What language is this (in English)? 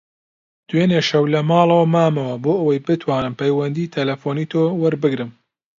Central Kurdish